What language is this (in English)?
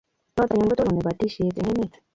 Kalenjin